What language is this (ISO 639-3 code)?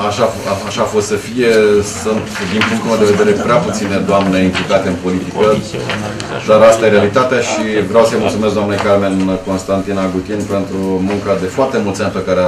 ron